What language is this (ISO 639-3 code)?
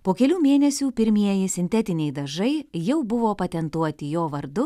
lit